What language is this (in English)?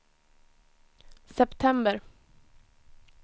Swedish